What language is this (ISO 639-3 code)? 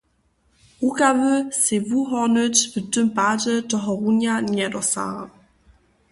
hsb